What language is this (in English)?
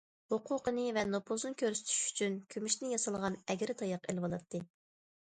Uyghur